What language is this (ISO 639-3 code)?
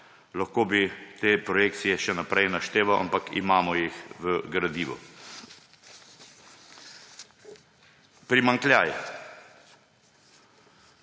slv